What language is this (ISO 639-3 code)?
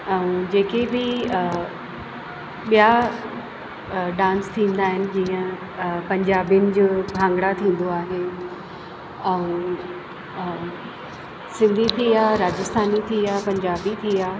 snd